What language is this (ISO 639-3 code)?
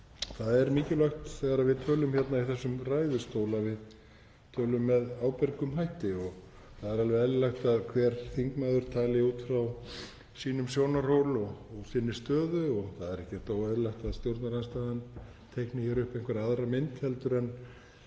isl